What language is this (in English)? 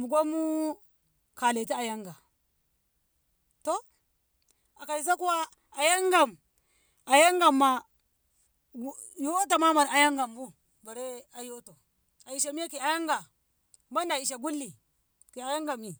Ngamo